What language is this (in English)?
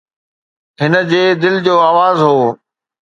Sindhi